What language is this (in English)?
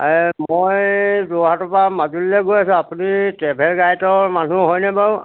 Assamese